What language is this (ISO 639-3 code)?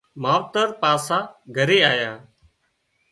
kxp